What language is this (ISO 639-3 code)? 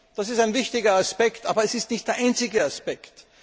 deu